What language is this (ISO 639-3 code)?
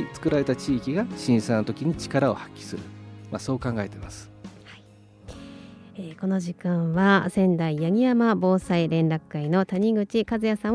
jpn